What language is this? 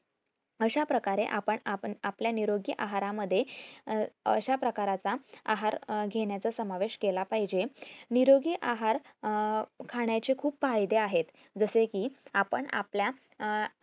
Marathi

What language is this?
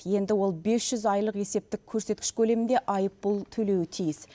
Kazakh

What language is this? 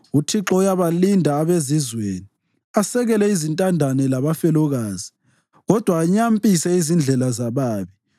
North Ndebele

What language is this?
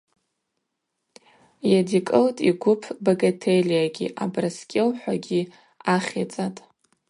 Abaza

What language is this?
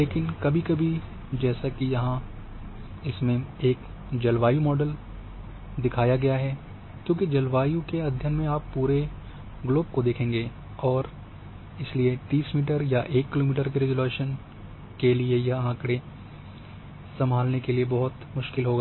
Hindi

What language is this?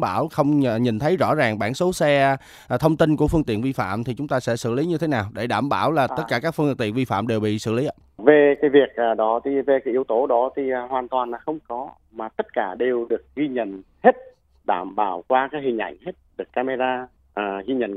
Vietnamese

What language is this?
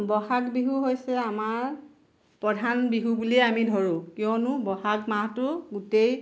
Assamese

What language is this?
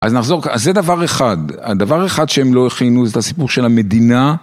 Hebrew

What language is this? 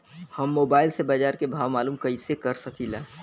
Bhojpuri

